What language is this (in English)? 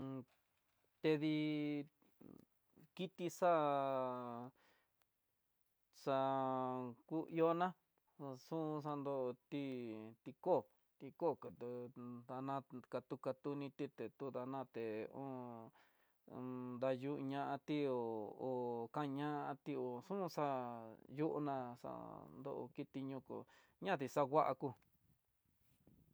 Tidaá Mixtec